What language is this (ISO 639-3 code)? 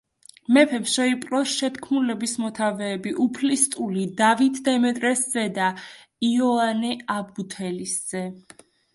kat